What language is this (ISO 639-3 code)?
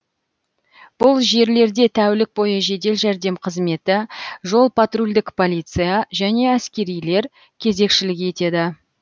kaz